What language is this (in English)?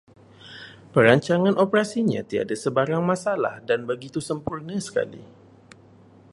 Malay